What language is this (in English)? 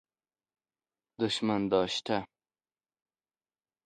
Persian